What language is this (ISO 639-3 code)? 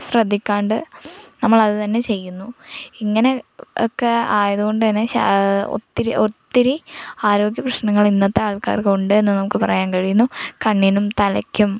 mal